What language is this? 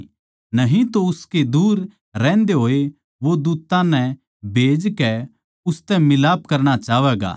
Haryanvi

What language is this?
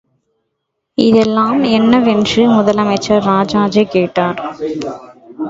Tamil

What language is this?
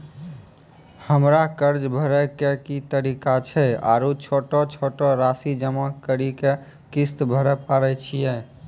Maithili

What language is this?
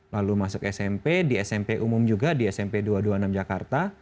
Indonesian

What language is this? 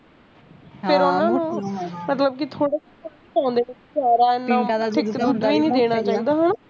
Punjabi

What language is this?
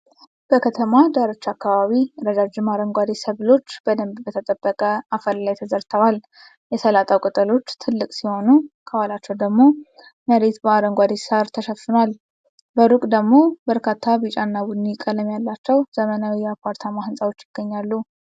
Amharic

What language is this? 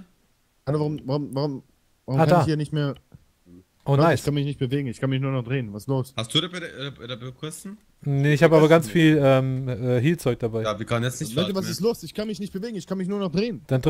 German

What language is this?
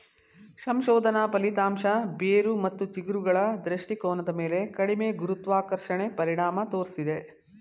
Kannada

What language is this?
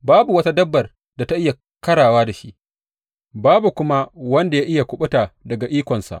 Hausa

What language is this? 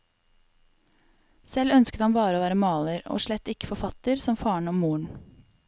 Norwegian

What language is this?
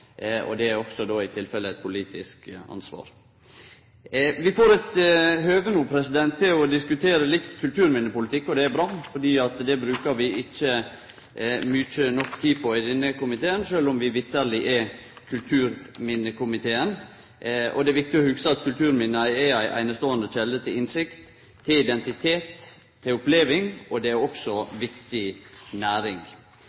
Norwegian Nynorsk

